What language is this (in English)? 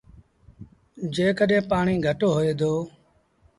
Sindhi Bhil